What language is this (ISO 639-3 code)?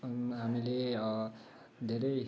nep